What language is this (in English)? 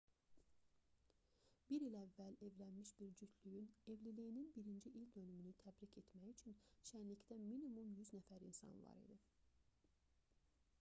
Azerbaijani